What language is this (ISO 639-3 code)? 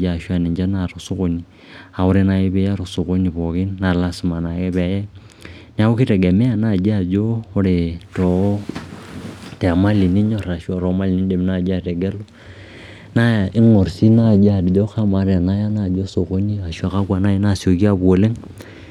mas